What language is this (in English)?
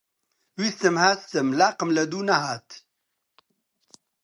Central Kurdish